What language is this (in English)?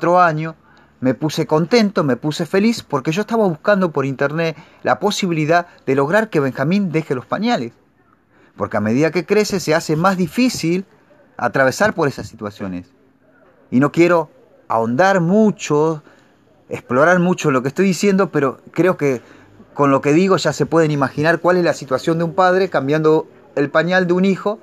Spanish